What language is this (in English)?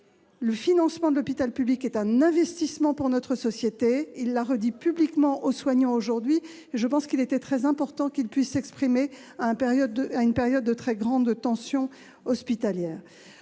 French